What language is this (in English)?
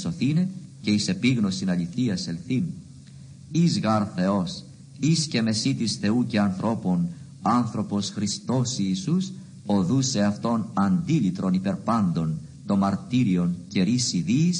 Greek